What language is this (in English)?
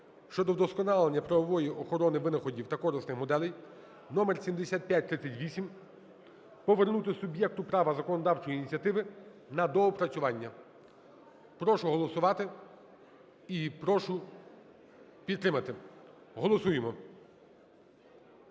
Ukrainian